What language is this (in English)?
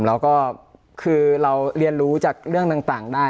Thai